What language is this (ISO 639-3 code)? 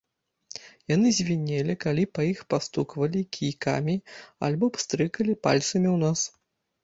bel